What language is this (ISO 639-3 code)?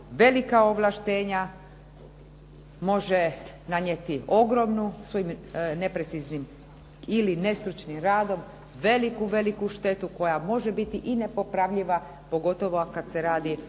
hrv